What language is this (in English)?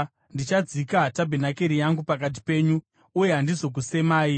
Shona